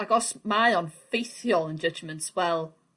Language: Welsh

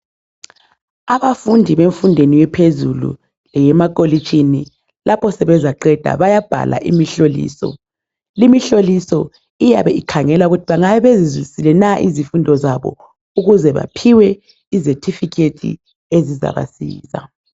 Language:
North Ndebele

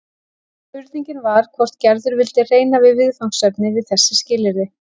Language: Icelandic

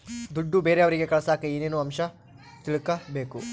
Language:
Kannada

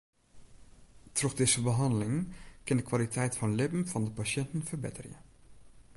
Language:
Western Frisian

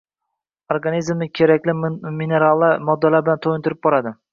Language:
Uzbek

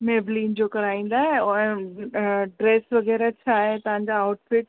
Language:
Sindhi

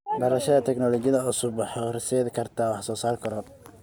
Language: Somali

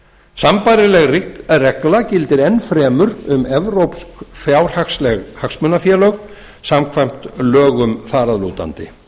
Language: Icelandic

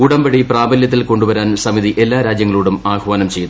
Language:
Malayalam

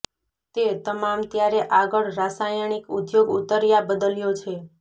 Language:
Gujarati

